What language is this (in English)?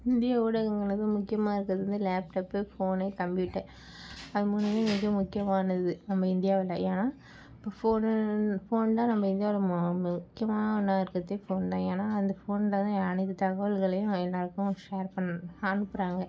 Tamil